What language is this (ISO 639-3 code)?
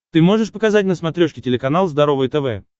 rus